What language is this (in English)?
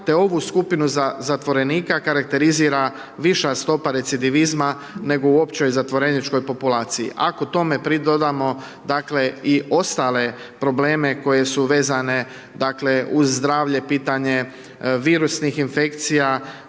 Croatian